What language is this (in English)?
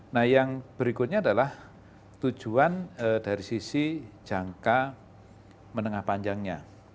Indonesian